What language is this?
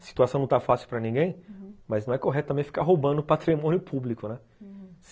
Portuguese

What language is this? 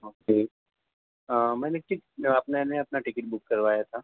Urdu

